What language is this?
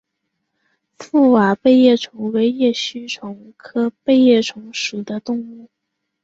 Chinese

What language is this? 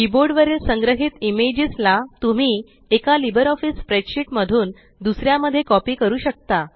Marathi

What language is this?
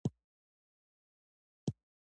Pashto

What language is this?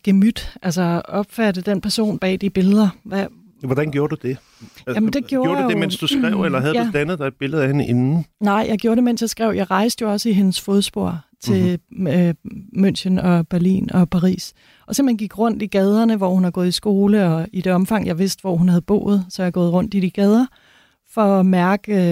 Danish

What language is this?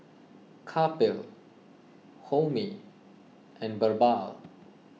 English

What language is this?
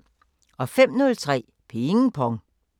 Danish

